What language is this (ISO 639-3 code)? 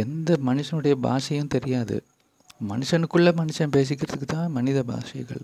tam